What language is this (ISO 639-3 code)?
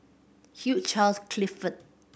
eng